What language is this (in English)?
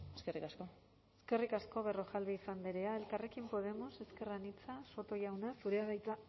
Basque